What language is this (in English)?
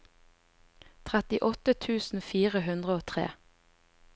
Norwegian